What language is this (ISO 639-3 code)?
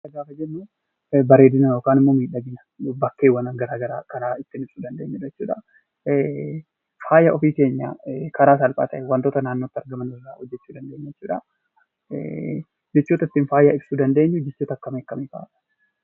orm